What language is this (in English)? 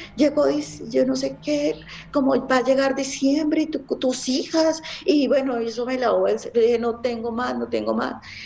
Spanish